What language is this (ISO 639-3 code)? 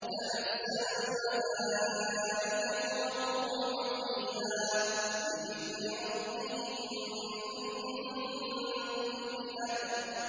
ara